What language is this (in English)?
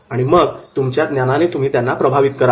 Marathi